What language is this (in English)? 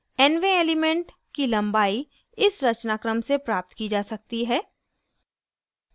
Hindi